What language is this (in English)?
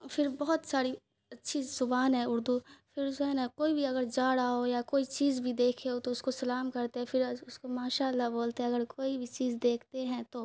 Urdu